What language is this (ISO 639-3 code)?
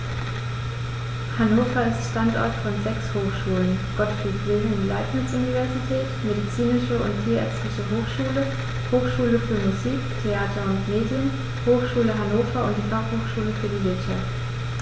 deu